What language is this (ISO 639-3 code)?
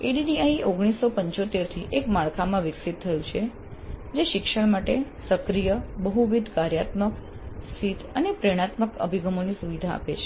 guj